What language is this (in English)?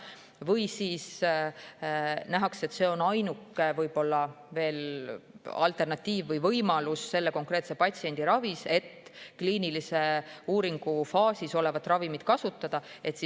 Estonian